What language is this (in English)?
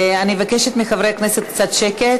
Hebrew